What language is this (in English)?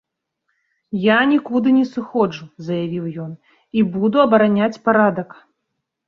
Belarusian